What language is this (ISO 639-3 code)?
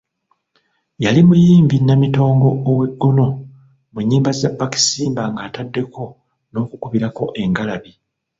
lug